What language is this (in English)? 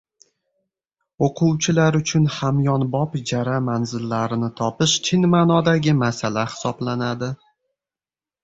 Uzbek